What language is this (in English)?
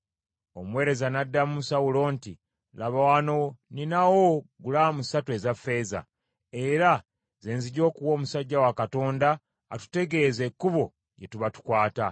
Ganda